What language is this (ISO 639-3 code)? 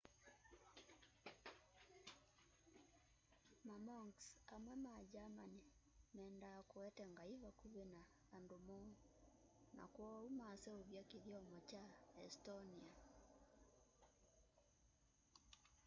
kam